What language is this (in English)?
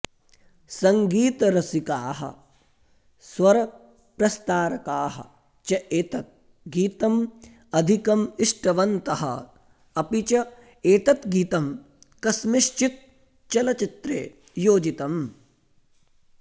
Sanskrit